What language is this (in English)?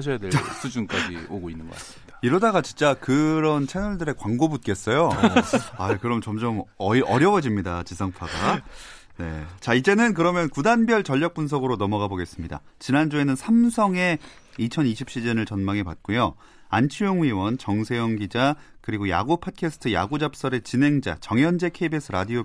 Korean